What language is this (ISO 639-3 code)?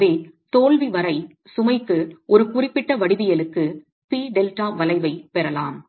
tam